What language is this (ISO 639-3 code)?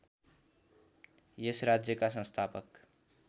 nep